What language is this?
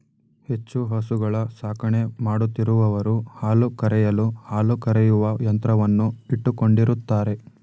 Kannada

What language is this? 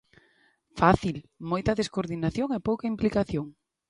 Galician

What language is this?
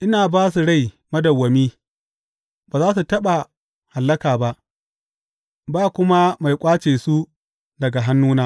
Hausa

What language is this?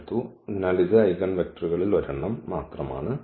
Malayalam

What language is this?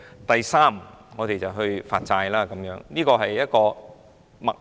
Cantonese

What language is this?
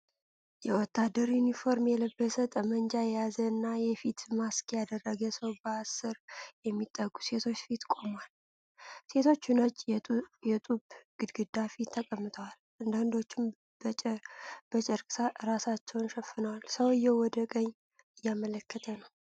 Amharic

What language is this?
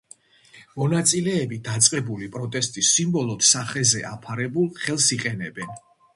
Georgian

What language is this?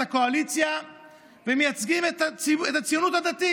Hebrew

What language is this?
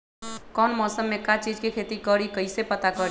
Magahi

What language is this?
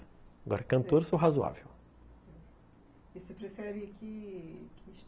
Portuguese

